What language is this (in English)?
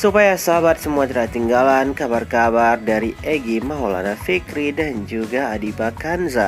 Indonesian